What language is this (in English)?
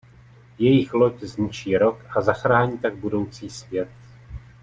Czech